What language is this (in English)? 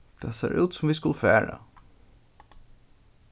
Faroese